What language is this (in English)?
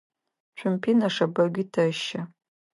Adyghe